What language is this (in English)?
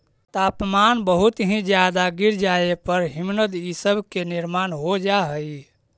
Magahi